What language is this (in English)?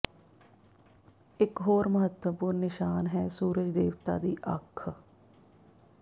Punjabi